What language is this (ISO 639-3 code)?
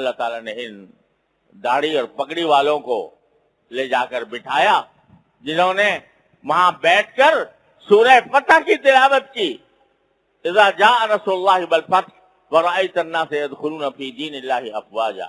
urd